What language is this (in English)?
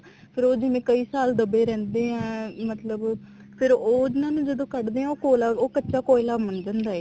Punjabi